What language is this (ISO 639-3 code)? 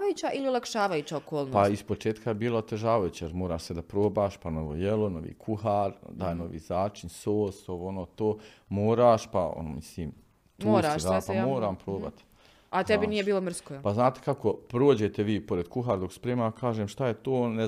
hrv